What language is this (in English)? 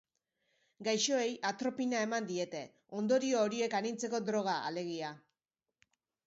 Basque